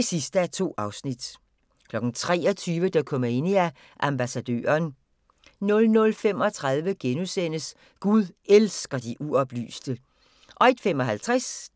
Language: Danish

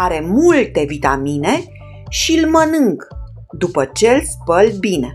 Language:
Romanian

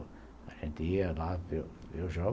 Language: Portuguese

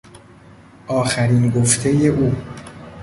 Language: Persian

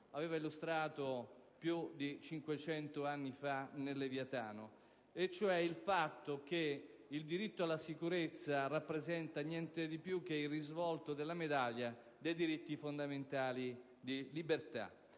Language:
Italian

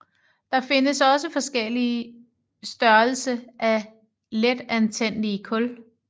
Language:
Danish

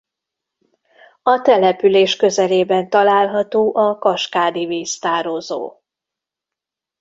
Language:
Hungarian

